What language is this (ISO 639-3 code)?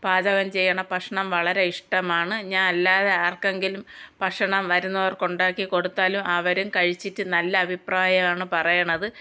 mal